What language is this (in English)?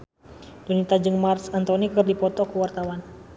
Sundanese